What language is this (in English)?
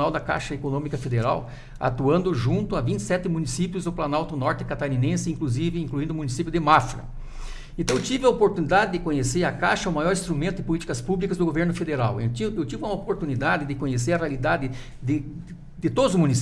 Portuguese